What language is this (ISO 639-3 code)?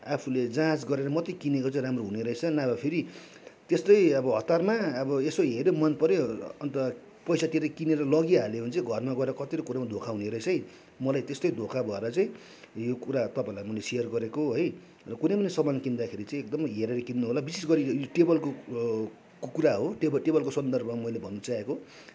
nep